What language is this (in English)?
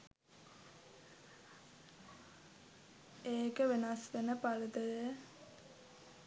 Sinhala